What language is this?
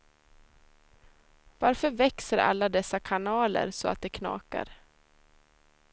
Swedish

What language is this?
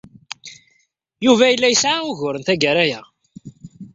Kabyle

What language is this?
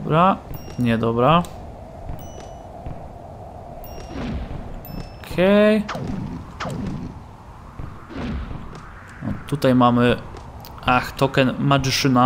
Polish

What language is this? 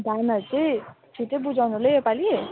Nepali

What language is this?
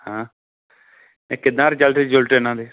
Punjabi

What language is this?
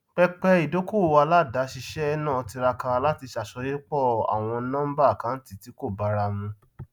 Yoruba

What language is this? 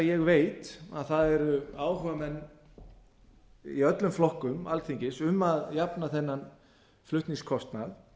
Icelandic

